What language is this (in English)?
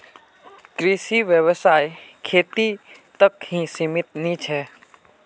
Magahi